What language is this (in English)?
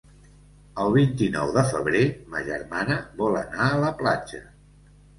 Catalan